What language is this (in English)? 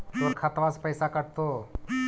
Magahi